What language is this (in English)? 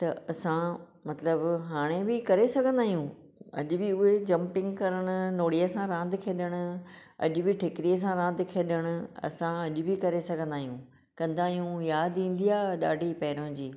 Sindhi